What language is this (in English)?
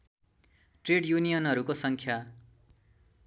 Nepali